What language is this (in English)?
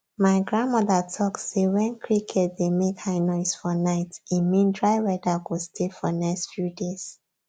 Nigerian Pidgin